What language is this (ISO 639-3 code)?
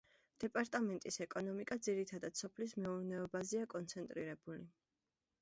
kat